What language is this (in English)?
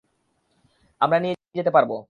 Bangla